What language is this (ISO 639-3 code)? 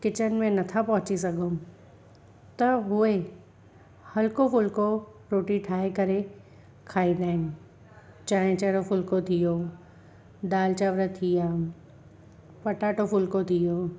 snd